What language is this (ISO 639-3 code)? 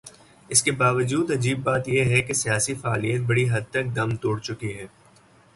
urd